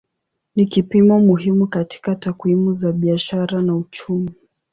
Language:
Swahili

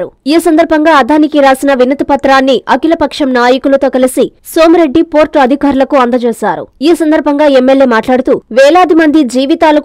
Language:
Telugu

